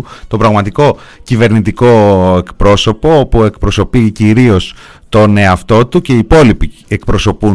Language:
Greek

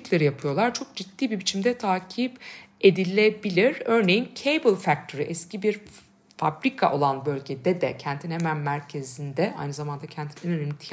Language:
Turkish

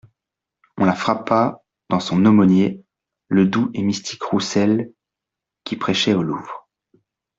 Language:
French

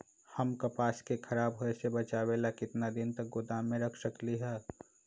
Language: Magahi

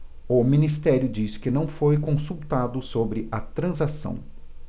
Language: Portuguese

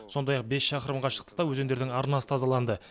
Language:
Kazakh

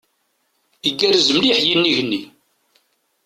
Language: Kabyle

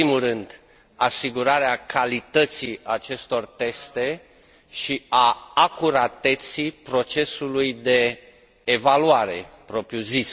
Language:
Romanian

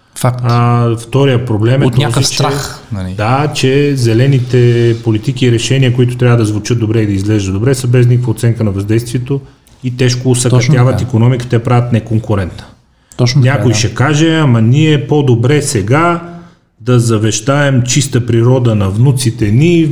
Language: Bulgarian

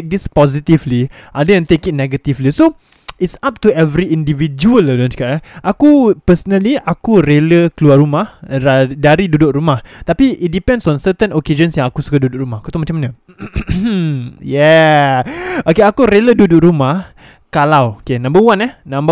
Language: Malay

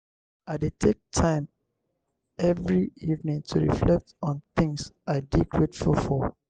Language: Nigerian Pidgin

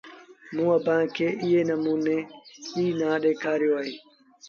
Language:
Sindhi Bhil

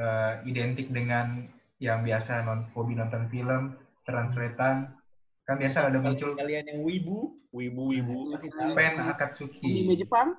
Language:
Indonesian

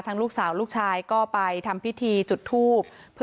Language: Thai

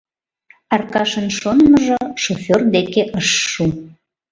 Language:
Mari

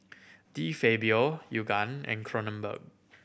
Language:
English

